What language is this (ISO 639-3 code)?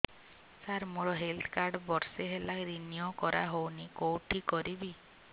ori